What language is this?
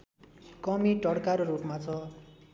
Nepali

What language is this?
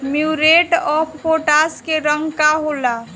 Bhojpuri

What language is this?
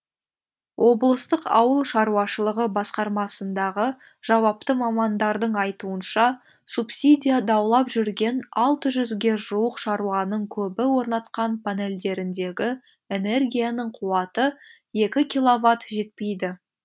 Kazakh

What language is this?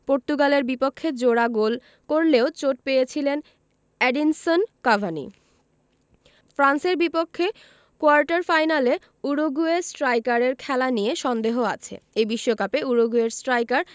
Bangla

